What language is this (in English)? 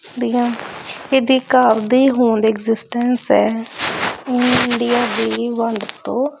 Punjabi